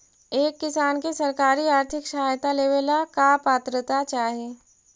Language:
Magahi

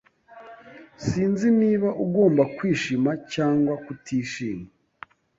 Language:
Kinyarwanda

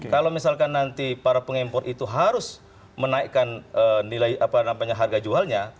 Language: Indonesian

